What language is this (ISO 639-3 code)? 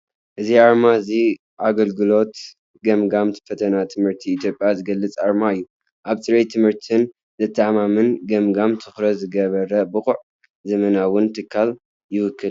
tir